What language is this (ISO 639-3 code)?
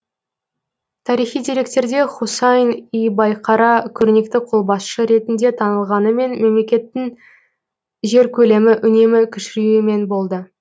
kaz